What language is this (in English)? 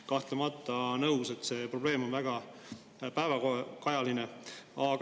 Estonian